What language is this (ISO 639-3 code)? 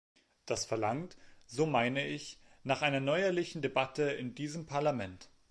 deu